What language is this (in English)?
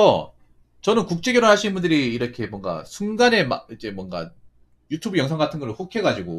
Korean